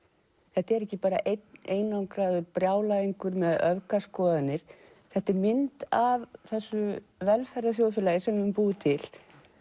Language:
Icelandic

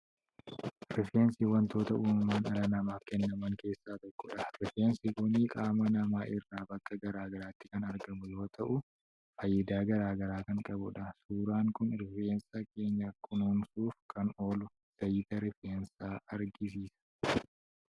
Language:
Oromo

